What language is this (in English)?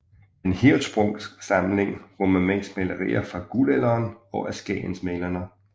Danish